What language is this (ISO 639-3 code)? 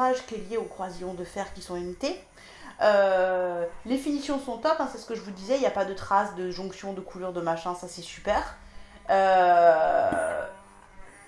fra